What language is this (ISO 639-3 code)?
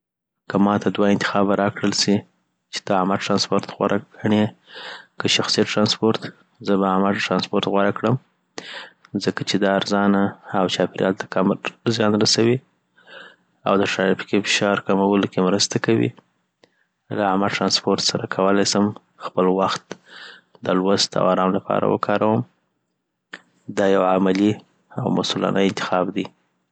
pbt